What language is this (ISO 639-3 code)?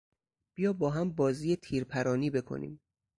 fas